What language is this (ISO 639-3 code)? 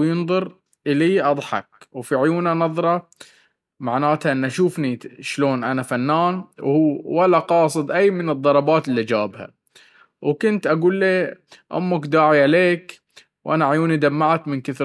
abv